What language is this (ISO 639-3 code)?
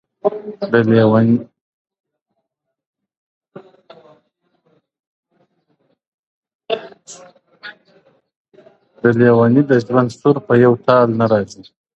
pus